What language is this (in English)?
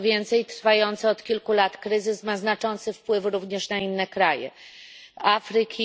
Polish